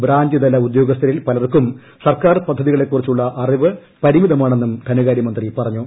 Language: Malayalam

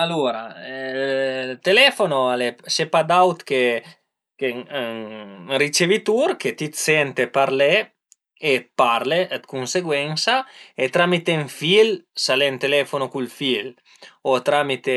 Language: Piedmontese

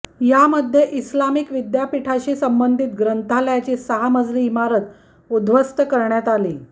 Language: Marathi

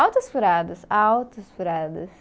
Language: Portuguese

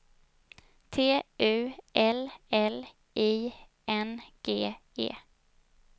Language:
Swedish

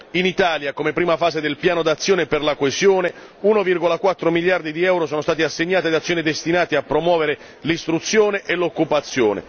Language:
Italian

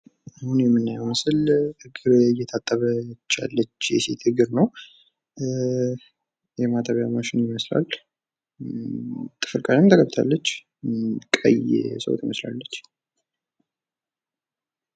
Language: Amharic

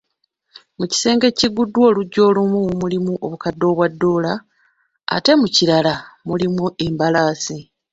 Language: Ganda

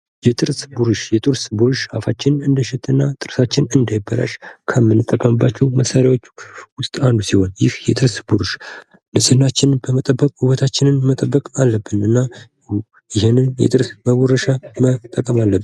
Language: Amharic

